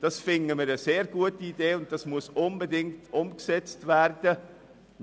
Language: Swiss German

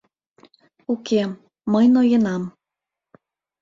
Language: Mari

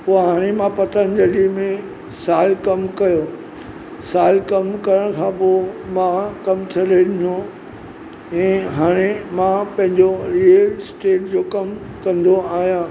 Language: Sindhi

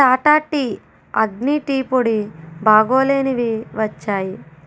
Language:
Telugu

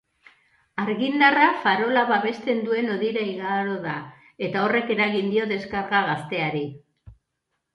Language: Basque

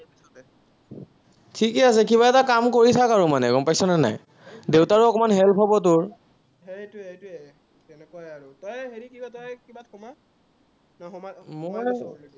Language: Assamese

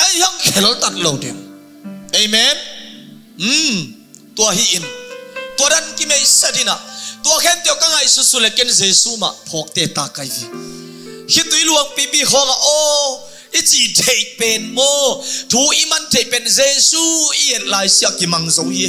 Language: Indonesian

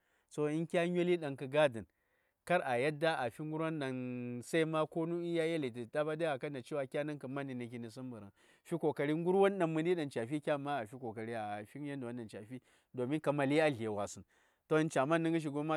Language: Saya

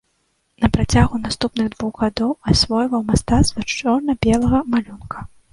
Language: Belarusian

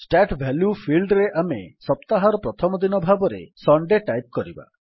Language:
Odia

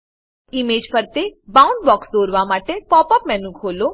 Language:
Gujarati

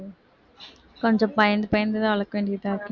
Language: Tamil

